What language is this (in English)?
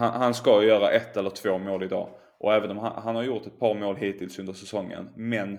Swedish